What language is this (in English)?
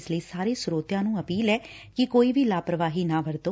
Punjabi